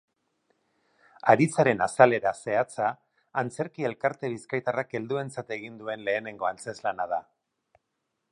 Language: Basque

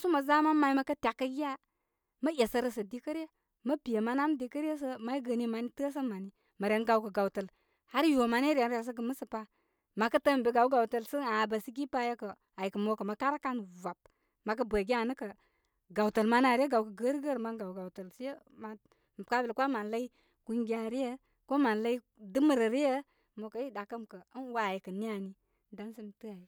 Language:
Koma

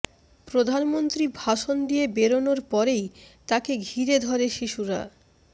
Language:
Bangla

